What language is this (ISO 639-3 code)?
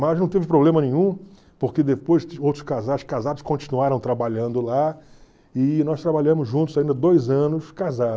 por